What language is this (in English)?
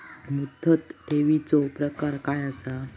Marathi